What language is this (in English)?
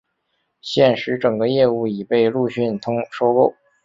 Chinese